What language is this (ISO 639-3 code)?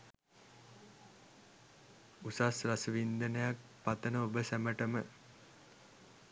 sin